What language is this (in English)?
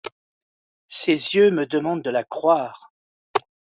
French